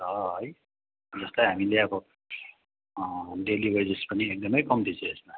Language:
Nepali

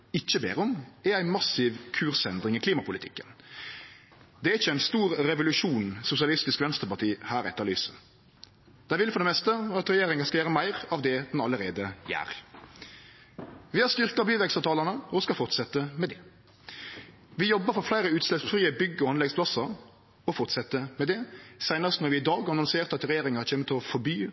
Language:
Norwegian Nynorsk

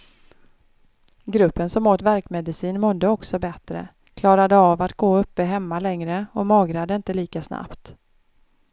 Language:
Swedish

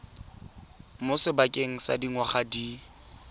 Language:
Tswana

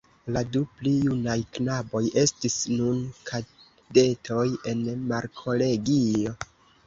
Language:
Esperanto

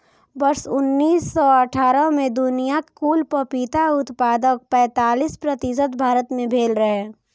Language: Maithili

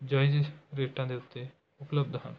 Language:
Punjabi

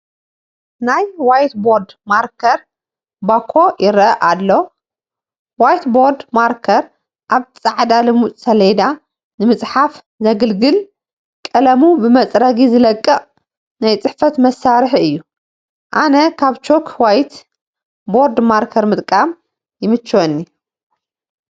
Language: Tigrinya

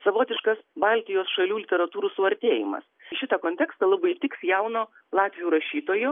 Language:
Lithuanian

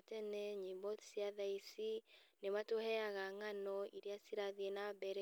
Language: Kikuyu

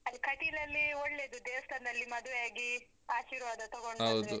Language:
Kannada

